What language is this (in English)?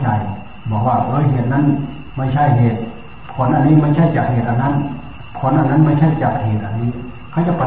Thai